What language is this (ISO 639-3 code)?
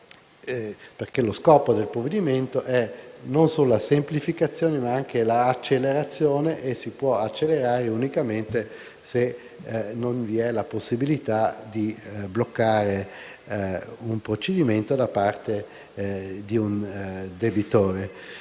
ita